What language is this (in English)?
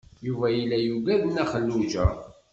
Kabyle